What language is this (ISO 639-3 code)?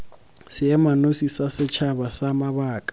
tsn